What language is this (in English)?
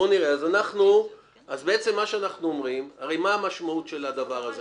Hebrew